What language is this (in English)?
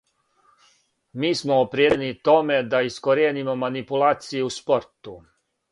Serbian